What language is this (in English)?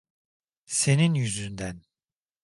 Turkish